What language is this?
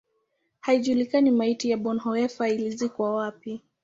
Swahili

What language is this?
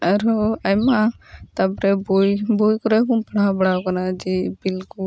Santali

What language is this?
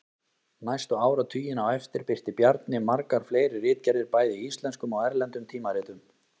Icelandic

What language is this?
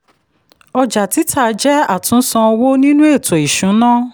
Yoruba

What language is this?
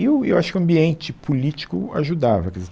Portuguese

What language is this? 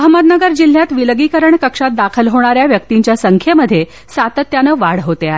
Marathi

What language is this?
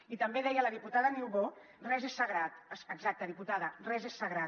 Catalan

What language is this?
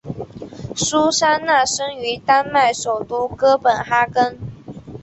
Chinese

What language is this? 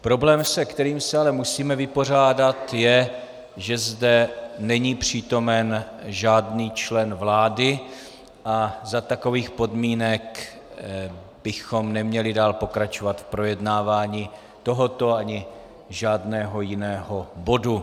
Czech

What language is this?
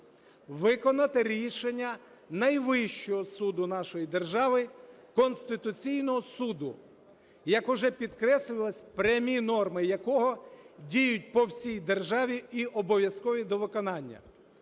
Ukrainian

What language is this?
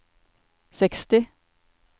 Norwegian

